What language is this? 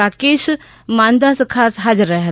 Gujarati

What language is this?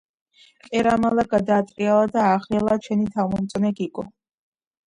Georgian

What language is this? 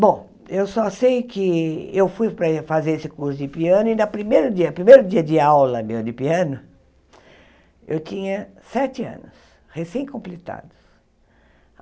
Portuguese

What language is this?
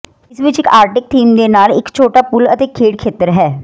Punjabi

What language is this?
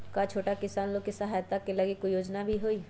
Magahi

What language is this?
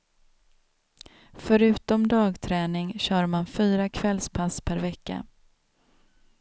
Swedish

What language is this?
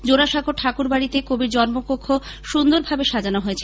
Bangla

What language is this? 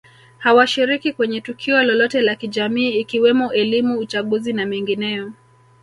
Swahili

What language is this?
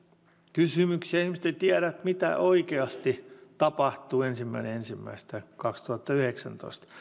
Finnish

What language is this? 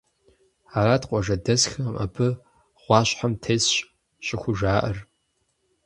Kabardian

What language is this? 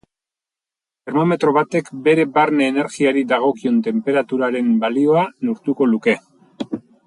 Basque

